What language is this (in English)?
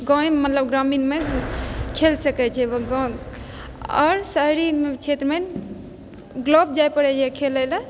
Maithili